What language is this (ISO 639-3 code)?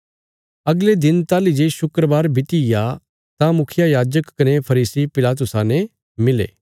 kfs